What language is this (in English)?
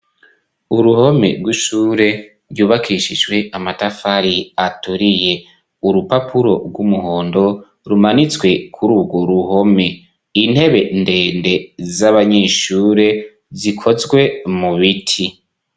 Rundi